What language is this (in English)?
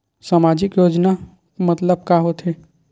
Chhattisgarhi